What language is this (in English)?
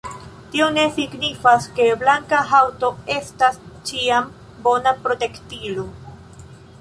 Esperanto